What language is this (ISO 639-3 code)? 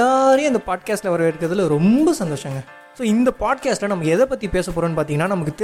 tam